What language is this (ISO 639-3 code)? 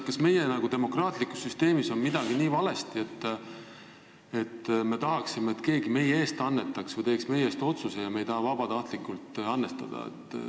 est